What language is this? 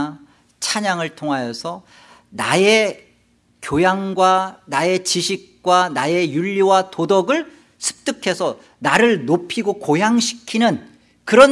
Korean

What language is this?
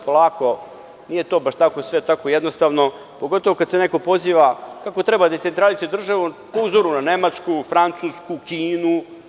Serbian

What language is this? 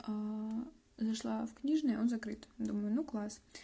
Russian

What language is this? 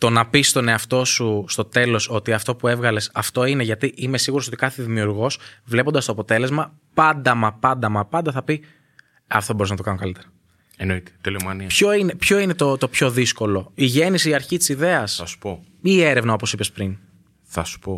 Greek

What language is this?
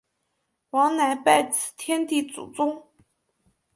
Chinese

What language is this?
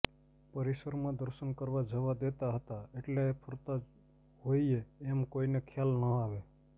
Gujarati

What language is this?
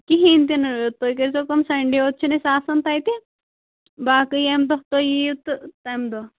Kashmiri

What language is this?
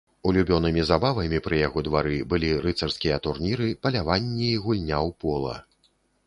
Belarusian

